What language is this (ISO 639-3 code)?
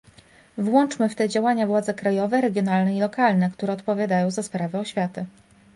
pol